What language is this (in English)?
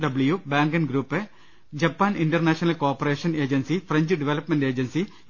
Malayalam